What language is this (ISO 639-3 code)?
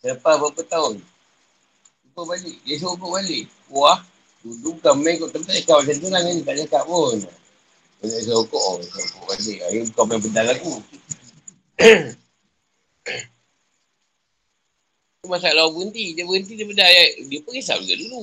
msa